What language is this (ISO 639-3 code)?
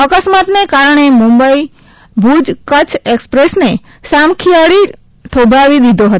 guj